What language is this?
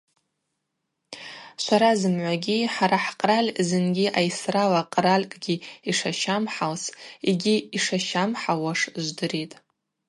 Abaza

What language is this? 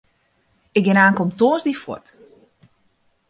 Western Frisian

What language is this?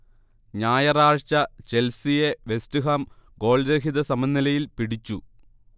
Malayalam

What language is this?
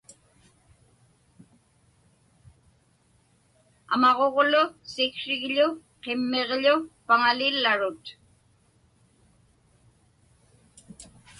Inupiaq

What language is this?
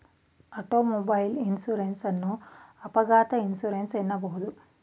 Kannada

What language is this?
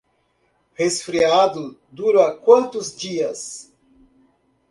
Portuguese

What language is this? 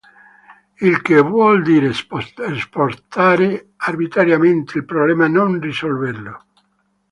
Italian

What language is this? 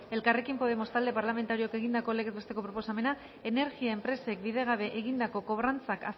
Basque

